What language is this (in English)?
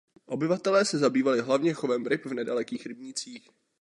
Czech